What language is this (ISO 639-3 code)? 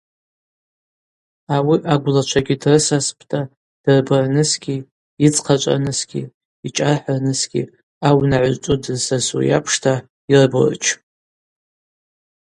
abq